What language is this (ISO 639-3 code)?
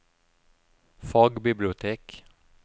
nor